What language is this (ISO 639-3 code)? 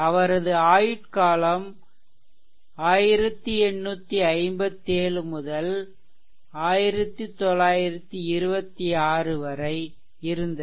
tam